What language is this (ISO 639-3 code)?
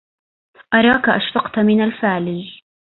ara